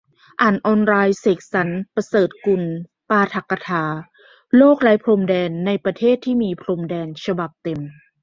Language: Thai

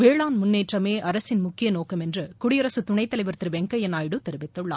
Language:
Tamil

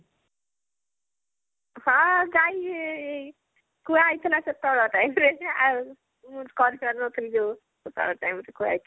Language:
Odia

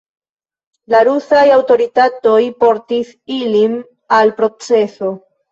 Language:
Esperanto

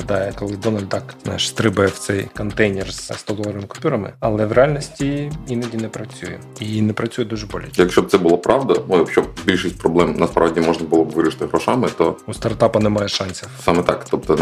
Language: Ukrainian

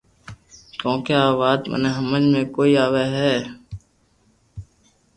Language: Loarki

